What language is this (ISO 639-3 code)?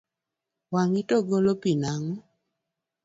luo